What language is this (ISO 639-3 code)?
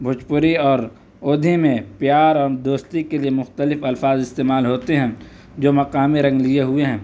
urd